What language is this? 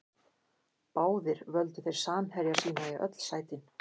Icelandic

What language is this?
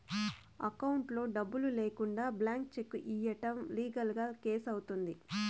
Telugu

